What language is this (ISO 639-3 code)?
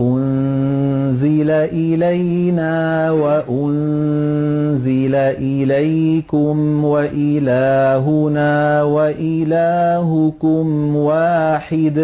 ara